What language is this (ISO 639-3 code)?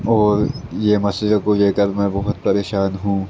urd